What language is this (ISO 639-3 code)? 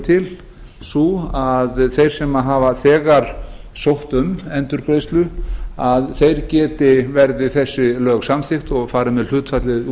isl